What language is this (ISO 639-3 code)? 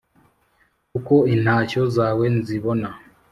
kin